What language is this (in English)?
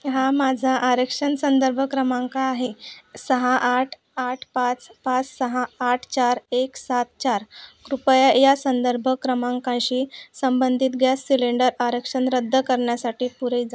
Marathi